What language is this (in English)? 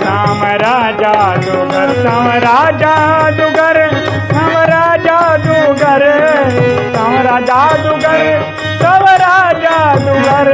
Hindi